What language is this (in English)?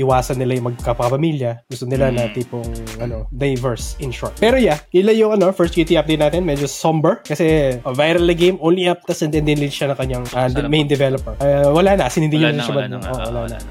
Filipino